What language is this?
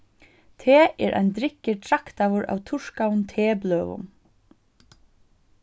Faroese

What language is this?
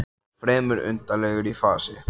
Icelandic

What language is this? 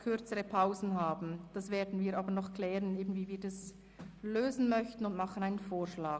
Swiss German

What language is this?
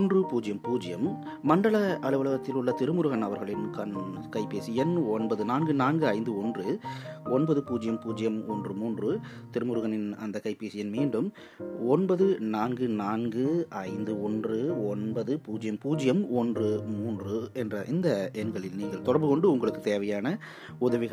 Tamil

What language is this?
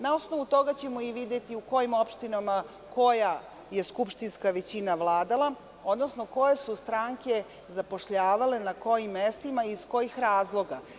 Serbian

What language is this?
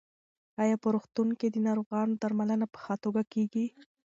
Pashto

